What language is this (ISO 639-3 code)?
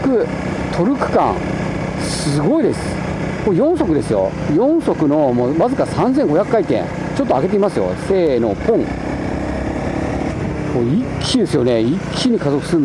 jpn